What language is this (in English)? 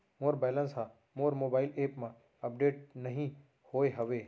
Chhattisgarhi